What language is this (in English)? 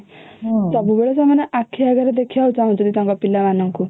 Odia